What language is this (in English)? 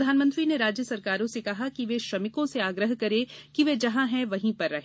Hindi